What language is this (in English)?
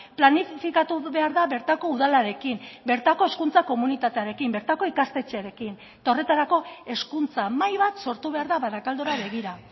Basque